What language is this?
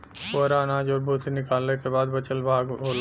Bhojpuri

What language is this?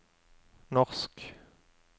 Norwegian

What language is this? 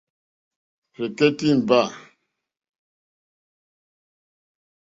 Mokpwe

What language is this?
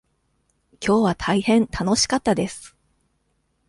Japanese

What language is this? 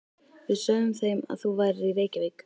Icelandic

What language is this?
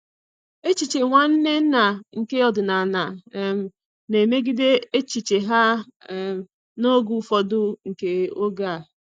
Igbo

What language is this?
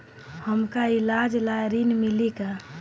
Bhojpuri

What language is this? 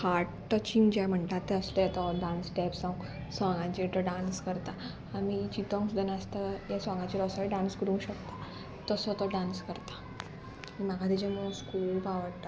Konkani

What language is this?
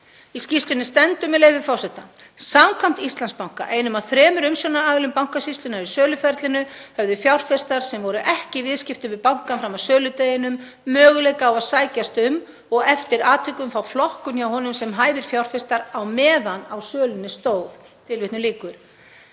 Icelandic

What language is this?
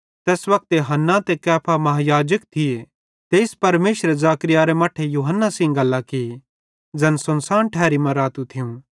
Bhadrawahi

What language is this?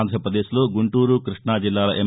Telugu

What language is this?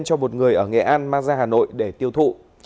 Vietnamese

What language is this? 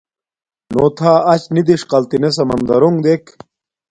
Domaaki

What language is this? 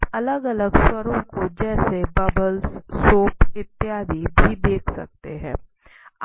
Hindi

